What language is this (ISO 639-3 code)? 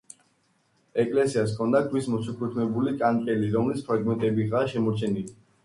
kat